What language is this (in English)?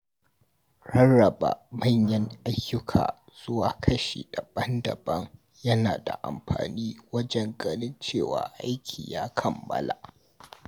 Hausa